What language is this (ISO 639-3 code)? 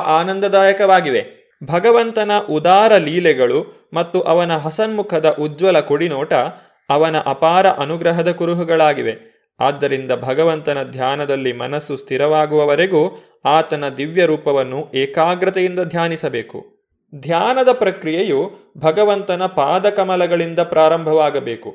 kan